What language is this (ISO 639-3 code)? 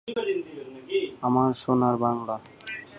ben